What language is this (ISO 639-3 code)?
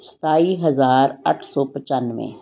pan